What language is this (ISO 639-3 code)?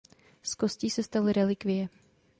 ces